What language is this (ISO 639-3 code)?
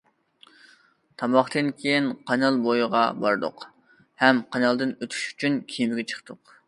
uig